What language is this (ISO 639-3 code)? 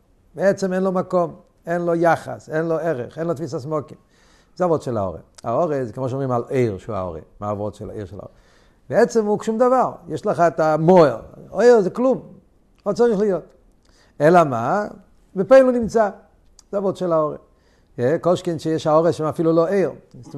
heb